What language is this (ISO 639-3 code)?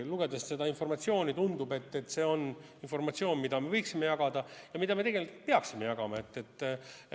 est